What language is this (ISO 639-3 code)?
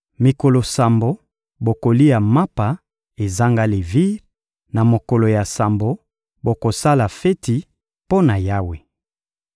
lin